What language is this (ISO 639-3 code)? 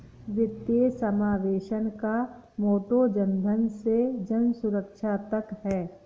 hin